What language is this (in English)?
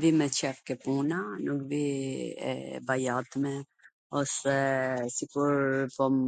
Gheg Albanian